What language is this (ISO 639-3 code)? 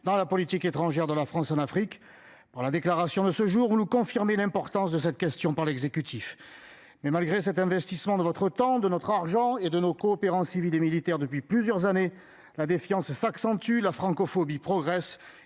fra